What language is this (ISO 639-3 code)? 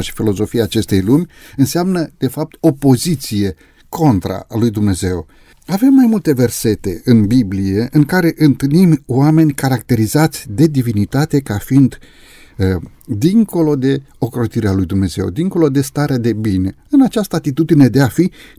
ron